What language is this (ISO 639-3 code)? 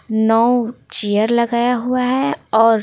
hin